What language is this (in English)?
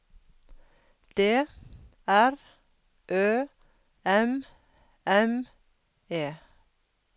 Norwegian